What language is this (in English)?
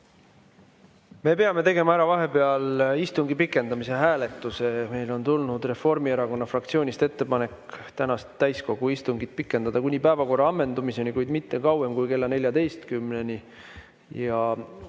Estonian